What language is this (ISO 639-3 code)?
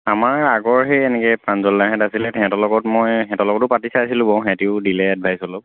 asm